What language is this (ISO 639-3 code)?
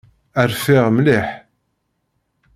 kab